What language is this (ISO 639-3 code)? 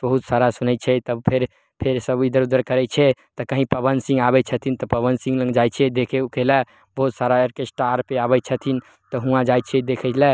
mai